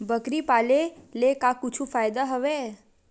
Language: Chhattisgarhi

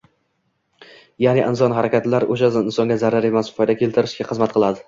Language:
Uzbek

